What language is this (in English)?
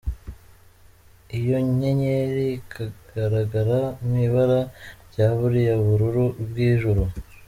Kinyarwanda